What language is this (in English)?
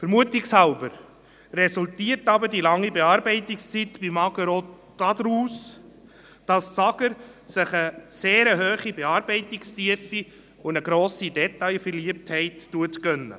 Swiss German